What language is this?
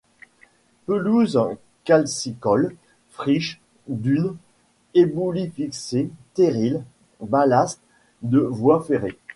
French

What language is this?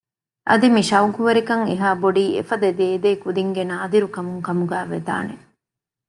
Divehi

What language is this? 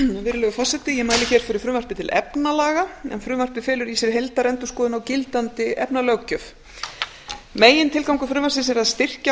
Icelandic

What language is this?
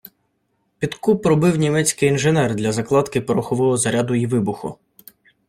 Ukrainian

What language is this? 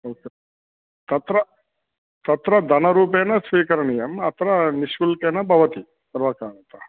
Sanskrit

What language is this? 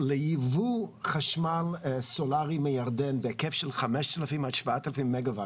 Hebrew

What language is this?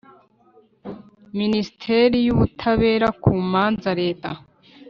Kinyarwanda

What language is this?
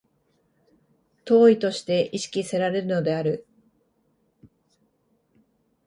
Japanese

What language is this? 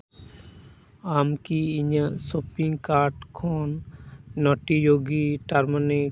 Santali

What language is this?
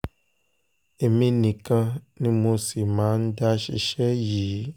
Yoruba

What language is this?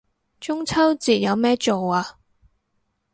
Cantonese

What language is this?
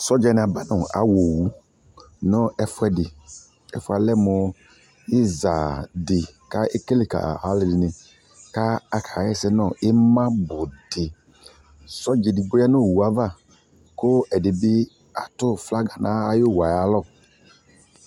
Ikposo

